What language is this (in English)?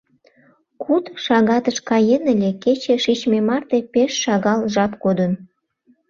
Mari